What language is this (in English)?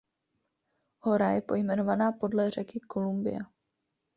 Czech